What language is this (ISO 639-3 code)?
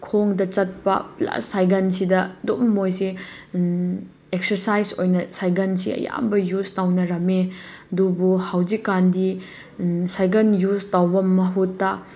mni